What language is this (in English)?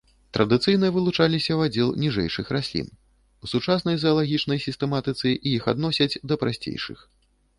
Belarusian